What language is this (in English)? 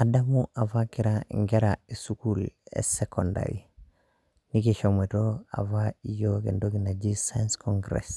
Masai